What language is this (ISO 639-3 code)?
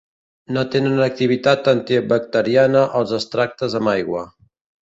cat